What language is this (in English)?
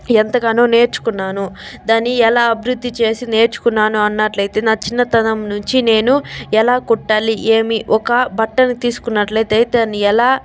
Telugu